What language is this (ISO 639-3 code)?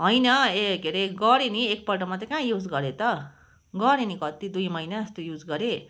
nep